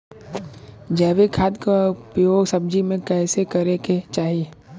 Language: Bhojpuri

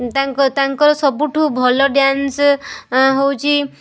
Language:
Odia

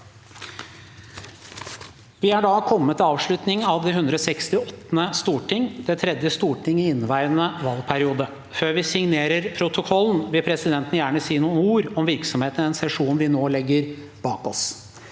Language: Norwegian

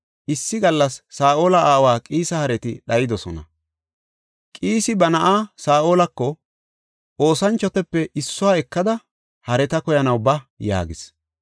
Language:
Gofa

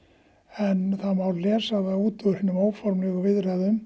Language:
Icelandic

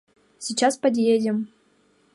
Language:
Mari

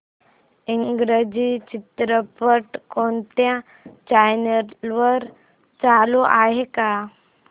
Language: Marathi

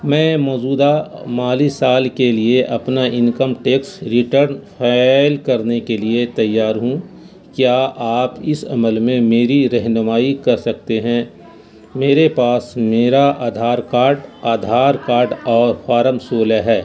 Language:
Urdu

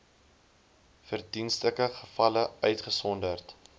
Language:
Afrikaans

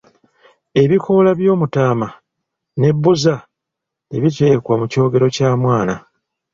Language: Ganda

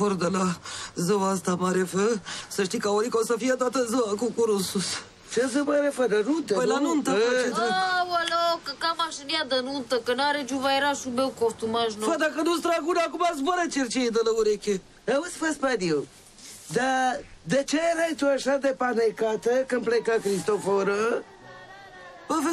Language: Romanian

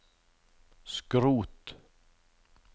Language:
Norwegian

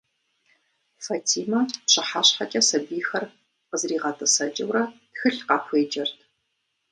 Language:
Kabardian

